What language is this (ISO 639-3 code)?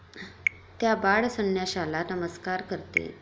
mar